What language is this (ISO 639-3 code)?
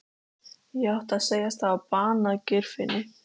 isl